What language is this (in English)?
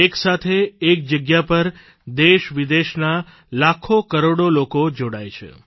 Gujarati